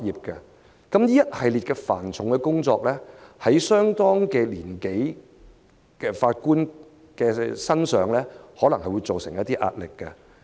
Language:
Cantonese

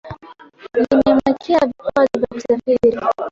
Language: Swahili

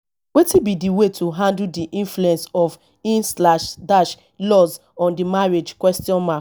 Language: Nigerian Pidgin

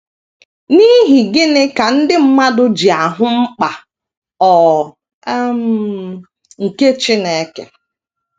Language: Igbo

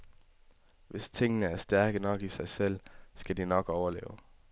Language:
Danish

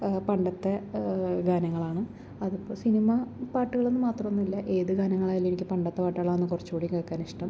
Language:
Malayalam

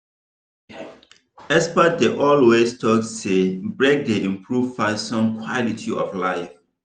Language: Nigerian Pidgin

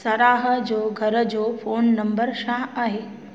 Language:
Sindhi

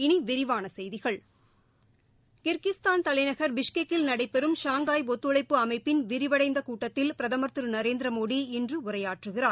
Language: Tamil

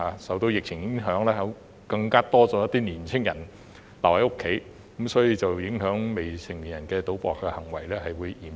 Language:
Cantonese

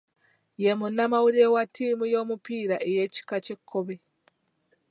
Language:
Ganda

